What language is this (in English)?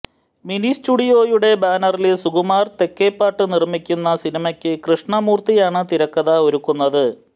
Malayalam